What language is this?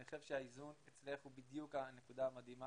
Hebrew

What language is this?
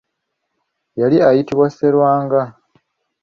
Ganda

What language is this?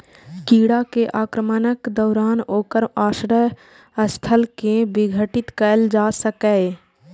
Maithili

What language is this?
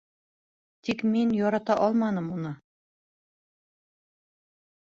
Bashkir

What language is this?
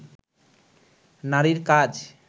Bangla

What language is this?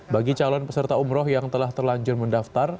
Indonesian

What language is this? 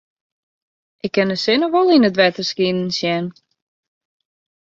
Western Frisian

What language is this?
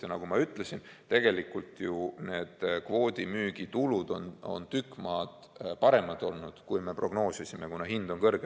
Estonian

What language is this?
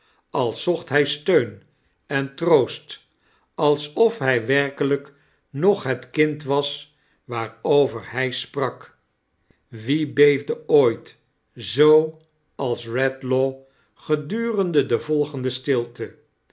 Dutch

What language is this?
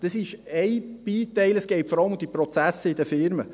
Swiss German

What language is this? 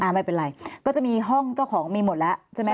Thai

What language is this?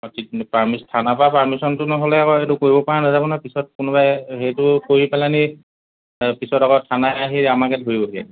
Assamese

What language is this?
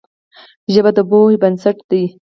Pashto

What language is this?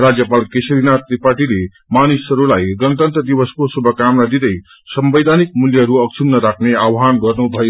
Nepali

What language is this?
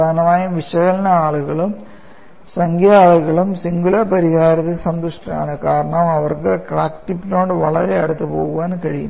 Malayalam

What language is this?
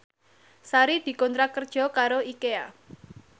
Javanese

